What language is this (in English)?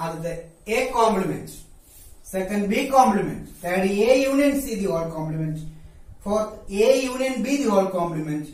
Hindi